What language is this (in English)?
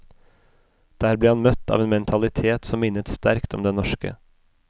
Norwegian